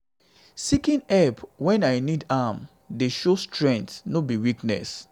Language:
Nigerian Pidgin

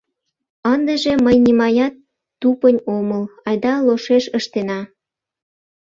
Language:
Mari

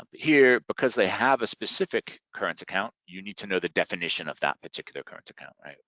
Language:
English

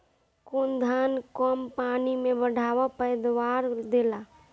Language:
Bhojpuri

